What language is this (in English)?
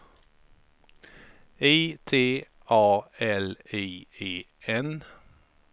Swedish